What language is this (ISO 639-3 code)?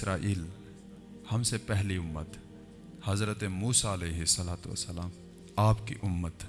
urd